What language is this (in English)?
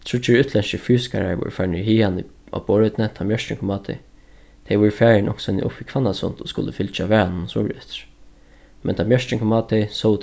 Faroese